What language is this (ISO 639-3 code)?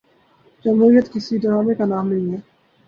urd